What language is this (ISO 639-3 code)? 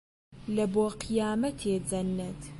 ckb